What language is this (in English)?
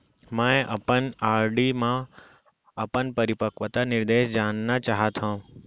Chhattisgarhi